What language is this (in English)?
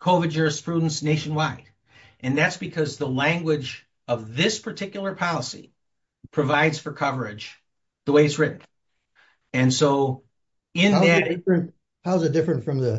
English